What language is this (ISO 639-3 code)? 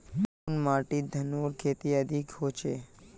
mag